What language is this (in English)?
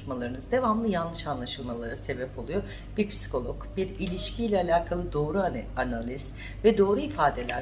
Turkish